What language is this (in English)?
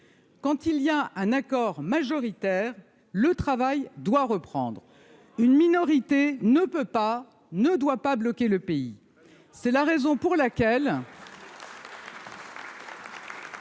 French